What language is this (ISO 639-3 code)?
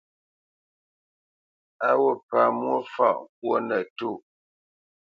bce